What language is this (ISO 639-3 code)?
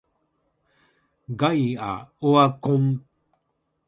jpn